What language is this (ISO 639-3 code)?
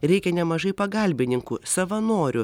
lit